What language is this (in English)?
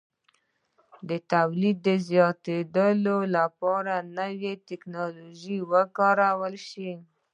Pashto